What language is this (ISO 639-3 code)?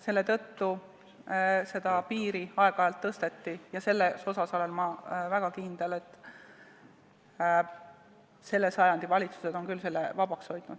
est